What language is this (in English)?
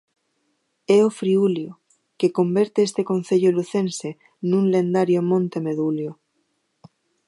Galician